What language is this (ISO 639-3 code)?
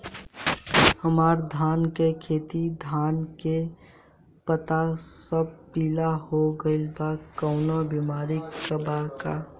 bho